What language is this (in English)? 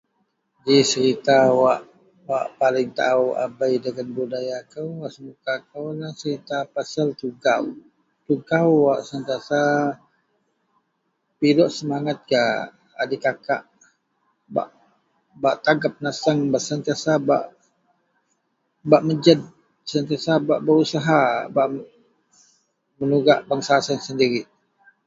Central Melanau